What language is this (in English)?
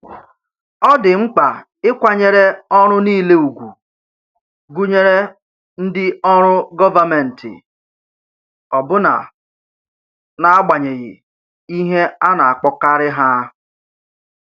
Igbo